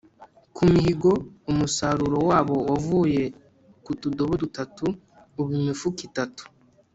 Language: Kinyarwanda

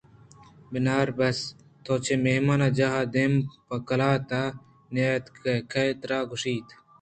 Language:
Eastern Balochi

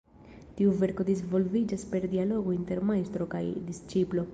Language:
Esperanto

